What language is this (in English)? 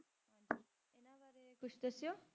Punjabi